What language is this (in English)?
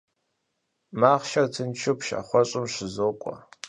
Kabardian